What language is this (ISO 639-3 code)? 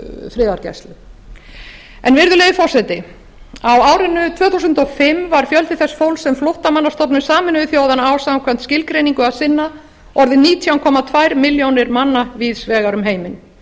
isl